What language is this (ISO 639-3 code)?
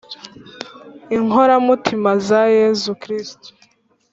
kin